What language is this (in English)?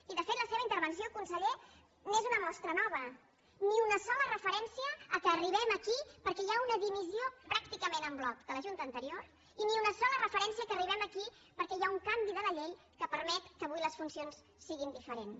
Catalan